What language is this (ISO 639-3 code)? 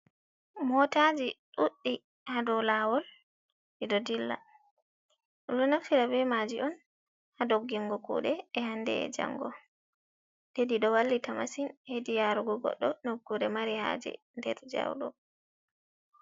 ful